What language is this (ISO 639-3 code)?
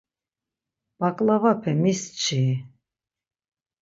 lzz